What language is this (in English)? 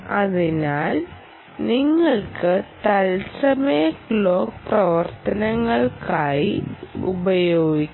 Malayalam